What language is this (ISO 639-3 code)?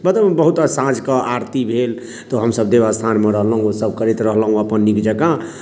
mai